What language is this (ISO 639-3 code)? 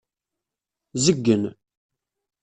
kab